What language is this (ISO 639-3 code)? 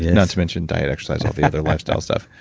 eng